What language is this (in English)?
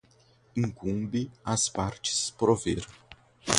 Portuguese